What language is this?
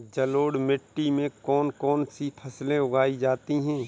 Hindi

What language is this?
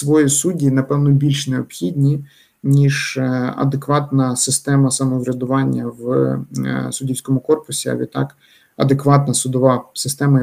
Ukrainian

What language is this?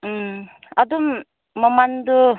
Manipuri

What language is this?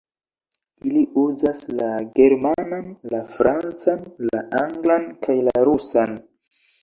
Esperanto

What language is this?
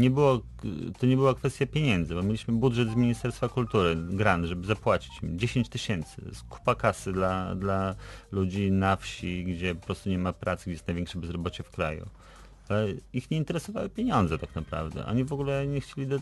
Polish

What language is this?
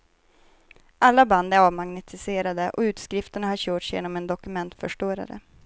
Swedish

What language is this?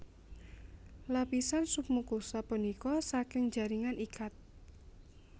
Javanese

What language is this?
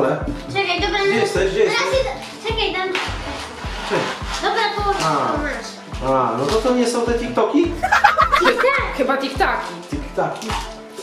Polish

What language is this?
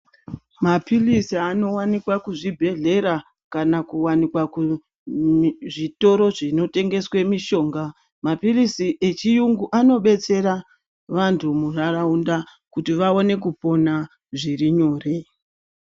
Ndau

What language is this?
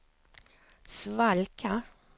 Swedish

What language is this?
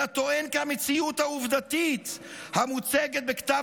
Hebrew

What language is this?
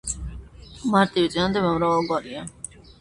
Georgian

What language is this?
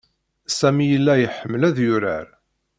Kabyle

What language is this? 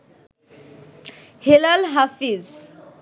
Bangla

